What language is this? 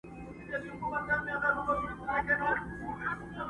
Pashto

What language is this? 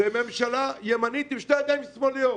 Hebrew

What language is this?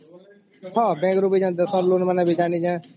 Odia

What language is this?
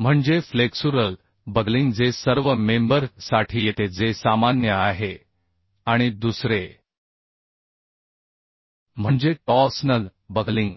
Marathi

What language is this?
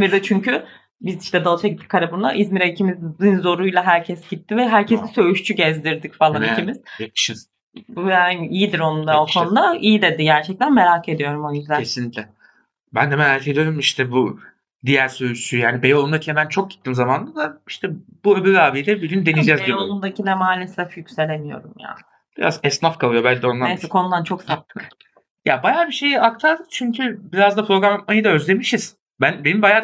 Turkish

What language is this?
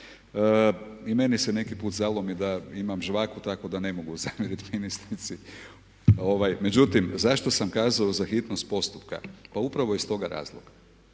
Croatian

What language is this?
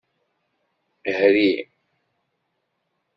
Kabyle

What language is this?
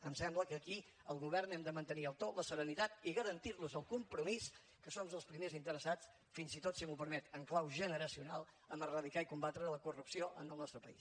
Catalan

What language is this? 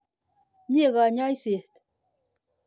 Kalenjin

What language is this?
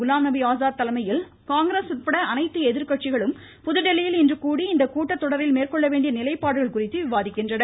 Tamil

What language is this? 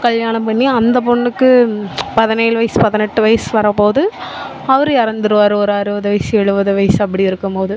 Tamil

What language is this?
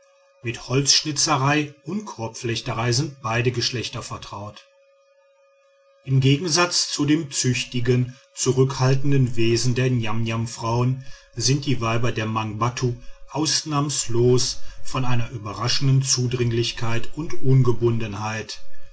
German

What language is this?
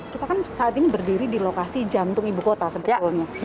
Indonesian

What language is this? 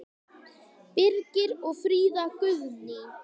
Icelandic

